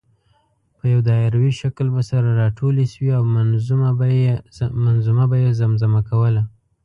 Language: Pashto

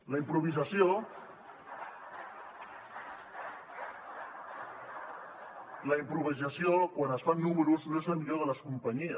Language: Catalan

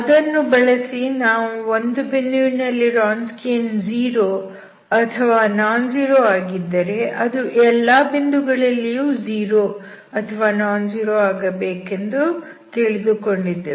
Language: Kannada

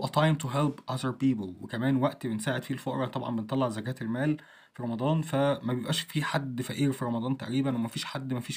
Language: Arabic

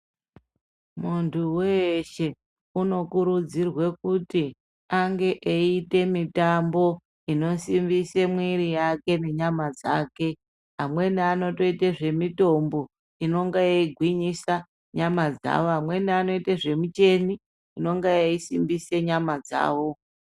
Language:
Ndau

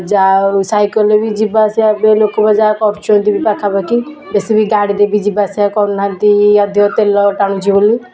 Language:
Odia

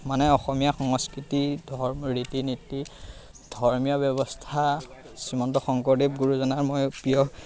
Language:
Assamese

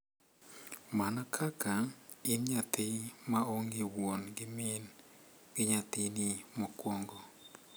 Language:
Luo (Kenya and Tanzania)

